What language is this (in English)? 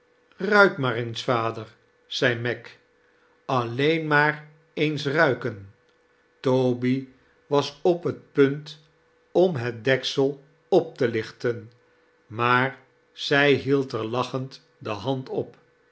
Dutch